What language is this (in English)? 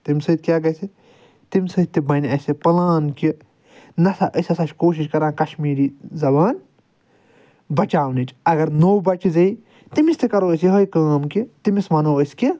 Kashmiri